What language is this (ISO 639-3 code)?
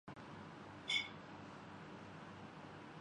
urd